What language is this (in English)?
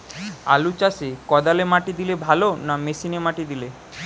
Bangla